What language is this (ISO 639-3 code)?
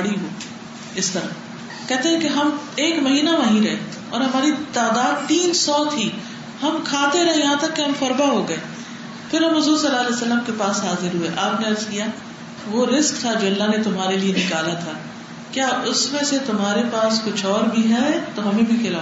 urd